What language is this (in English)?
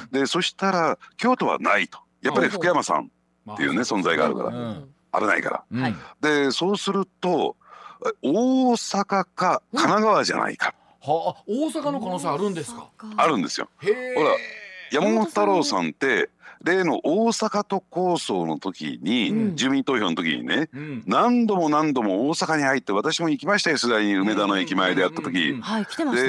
Japanese